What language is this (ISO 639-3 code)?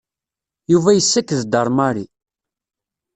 kab